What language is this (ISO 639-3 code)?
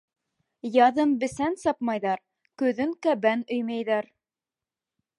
bak